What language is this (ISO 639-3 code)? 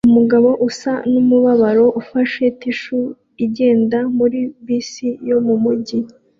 kin